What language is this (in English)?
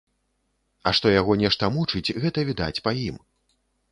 Belarusian